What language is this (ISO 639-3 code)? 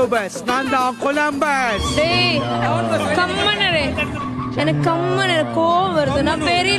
tam